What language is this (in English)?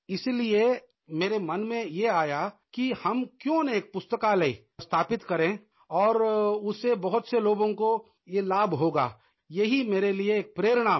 Hindi